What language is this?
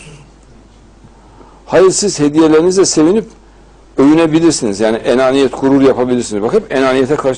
Turkish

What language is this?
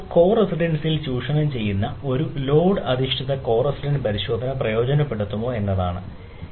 Malayalam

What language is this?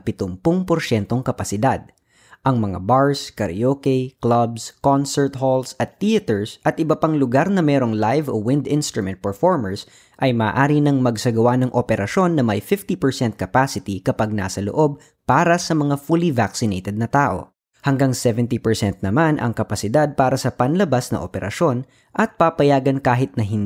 Filipino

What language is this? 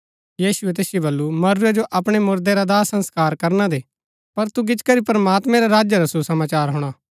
Gaddi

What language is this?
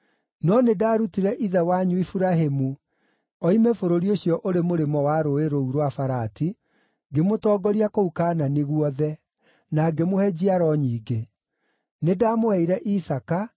Kikuyu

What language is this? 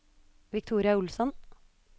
Norwegian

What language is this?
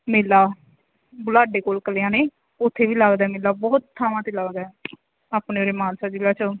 Punjabi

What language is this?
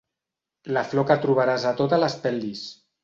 Catalan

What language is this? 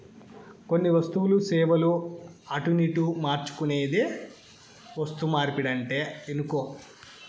Telugu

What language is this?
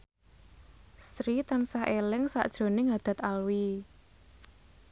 Javanese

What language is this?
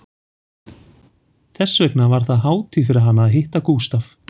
Icelandic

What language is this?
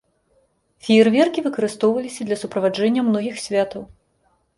Belarusian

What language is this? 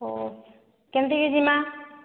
Odia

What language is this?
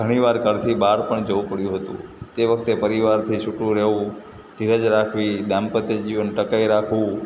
Gujarati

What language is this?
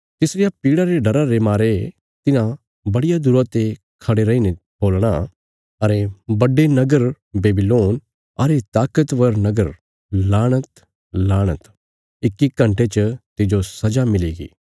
Bilaspuri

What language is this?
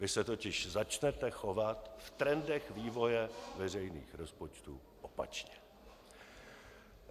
Czech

